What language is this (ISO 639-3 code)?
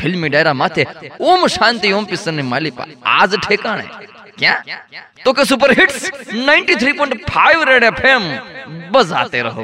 hin